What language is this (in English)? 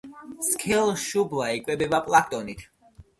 Georgian